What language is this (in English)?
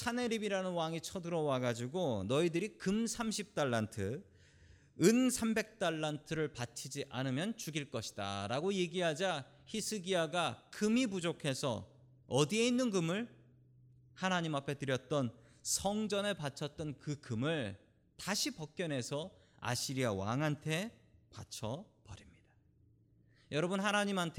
Korean